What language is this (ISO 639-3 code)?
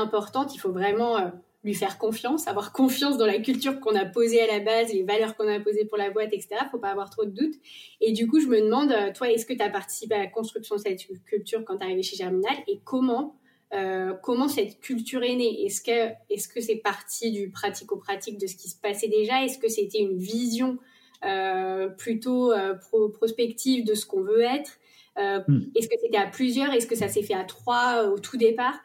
fra